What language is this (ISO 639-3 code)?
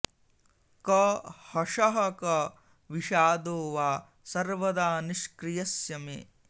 san